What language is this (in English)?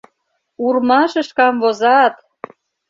Mari